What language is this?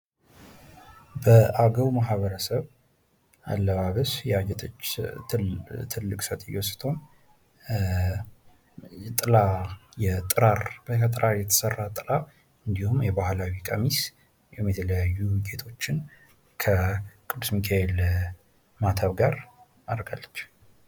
Amharic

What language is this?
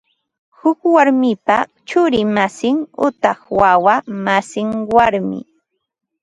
Ambo-Pasco Quechua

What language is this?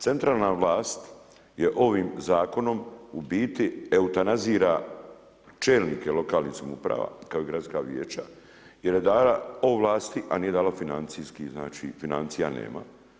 Croatian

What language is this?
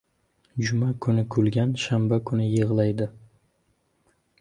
Uzbek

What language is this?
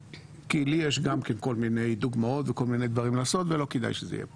Hebrew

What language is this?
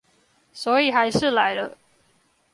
Chinese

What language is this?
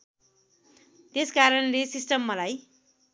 Nepali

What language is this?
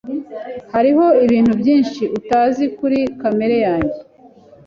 Kinyarwanda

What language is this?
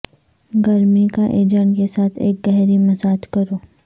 Urdu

